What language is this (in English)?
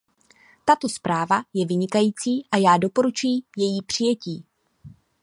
Czech